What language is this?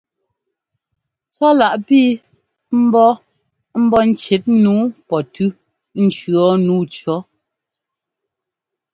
Ngomba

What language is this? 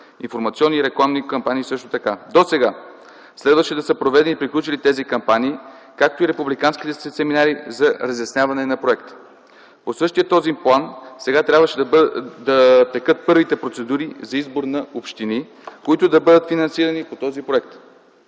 Bulgarian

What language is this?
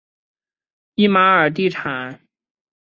Chinese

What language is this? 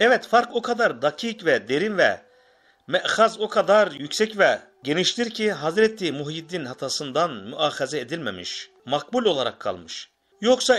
Turkish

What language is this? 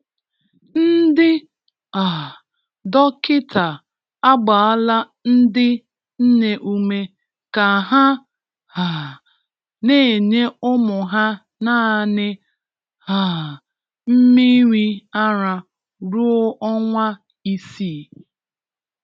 Igbo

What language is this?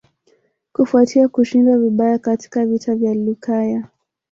Swahili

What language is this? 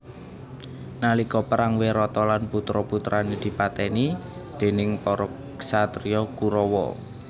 Javanese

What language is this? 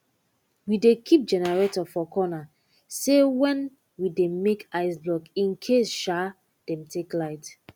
Nigerian Pidgin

